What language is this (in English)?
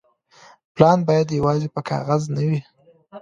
Pashto